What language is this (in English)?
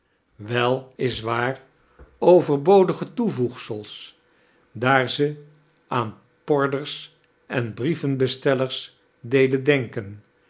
Dutch